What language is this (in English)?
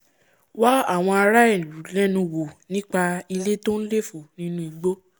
Yoruba